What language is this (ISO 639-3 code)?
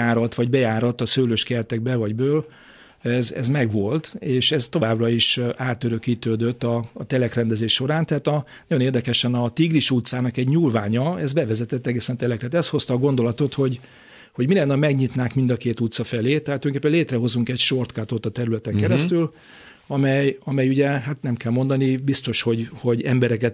hun